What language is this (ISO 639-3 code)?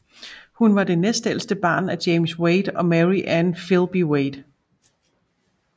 dan